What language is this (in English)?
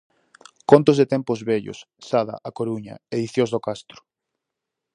Galician